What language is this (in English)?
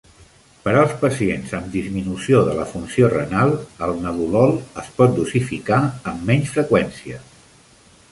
Catalan